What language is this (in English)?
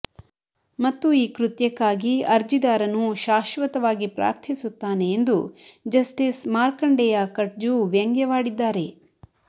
Kannada